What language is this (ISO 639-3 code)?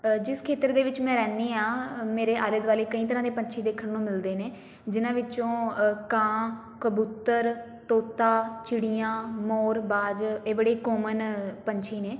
pan